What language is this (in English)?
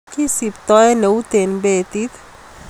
Kalenjin